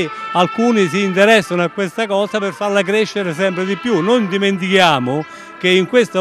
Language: Italian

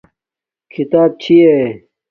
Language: Domaaki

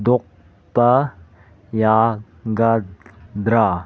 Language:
Manipuri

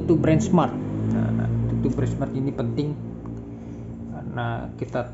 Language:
Indonesian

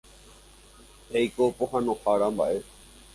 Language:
Guarani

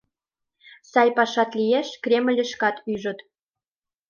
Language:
Mari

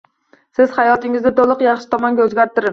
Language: Uzbek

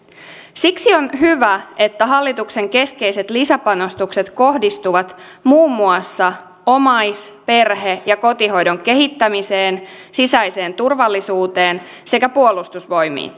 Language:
Finnish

